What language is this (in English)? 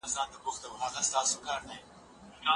Pashto